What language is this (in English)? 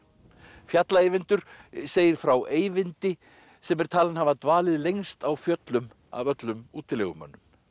Icelandic